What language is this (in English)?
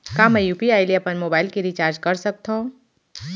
Chhattisgarhi